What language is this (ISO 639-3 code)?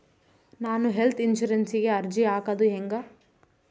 kan